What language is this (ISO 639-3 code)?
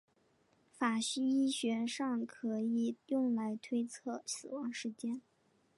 zho